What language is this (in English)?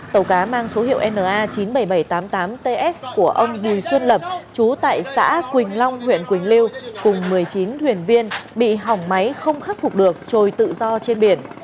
Vietnamese